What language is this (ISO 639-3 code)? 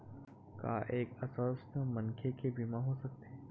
hne